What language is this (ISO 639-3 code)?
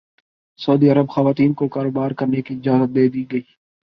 urd